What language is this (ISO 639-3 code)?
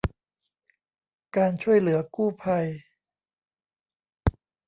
tha